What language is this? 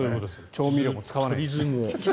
Japanese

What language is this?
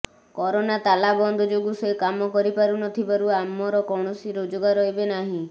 Odia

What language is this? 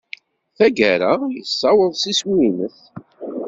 Kabyle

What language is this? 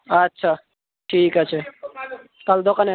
Bangla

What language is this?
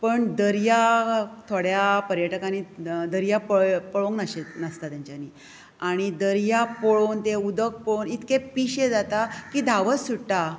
Konkani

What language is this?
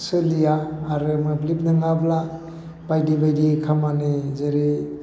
Bodo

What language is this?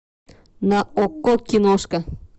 Russian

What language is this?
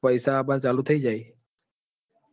Gujarati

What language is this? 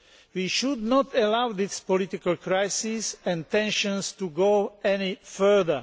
English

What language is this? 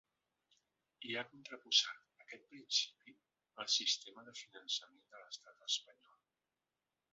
Catalan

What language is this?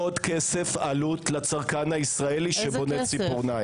Hebrew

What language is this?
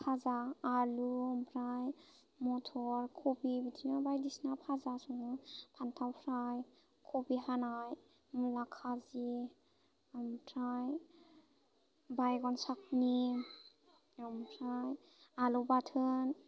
Bodo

